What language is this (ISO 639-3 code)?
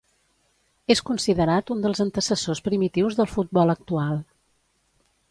cat